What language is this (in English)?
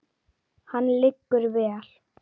Icelandic